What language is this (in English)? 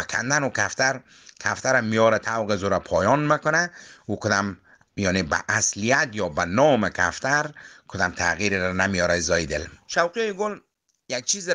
Persian